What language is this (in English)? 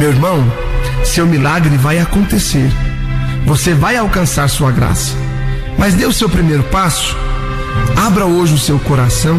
Portuguese